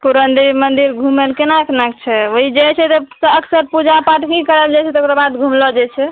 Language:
Maithili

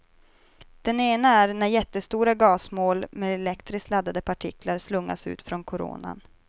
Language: Swedish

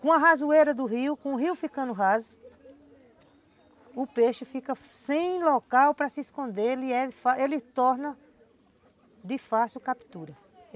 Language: Portuguese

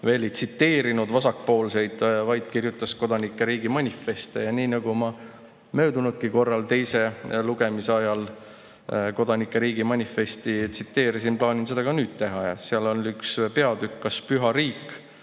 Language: Estonian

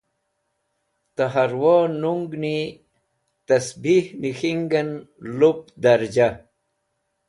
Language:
Wakhi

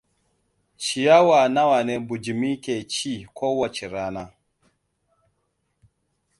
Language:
Hausa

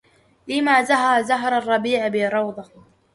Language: Arabic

